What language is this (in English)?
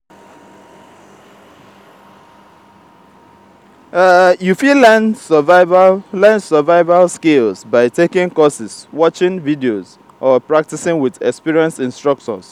Nigerian Pidgin